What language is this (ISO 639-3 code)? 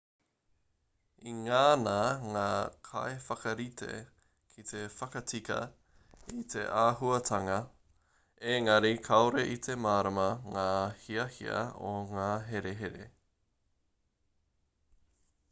mri